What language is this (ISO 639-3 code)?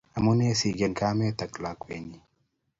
kln